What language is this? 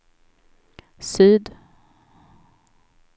Swedish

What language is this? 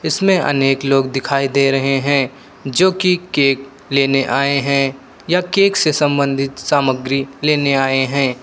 Hindi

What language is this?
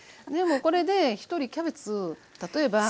Japanese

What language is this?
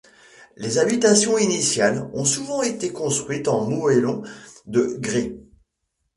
French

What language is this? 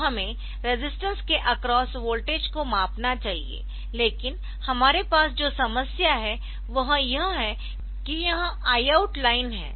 Hindi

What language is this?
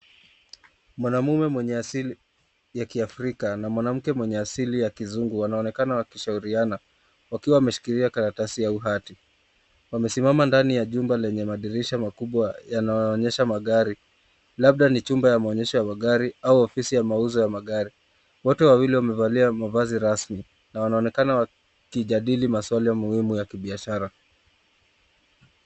Swahili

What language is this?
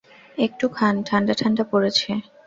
Bangla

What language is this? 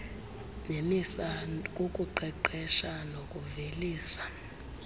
Xhosa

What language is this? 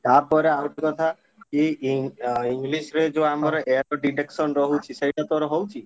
Odia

